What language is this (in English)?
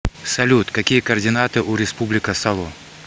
Russian